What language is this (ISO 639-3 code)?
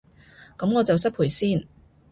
yue